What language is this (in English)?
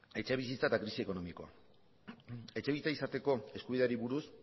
Basque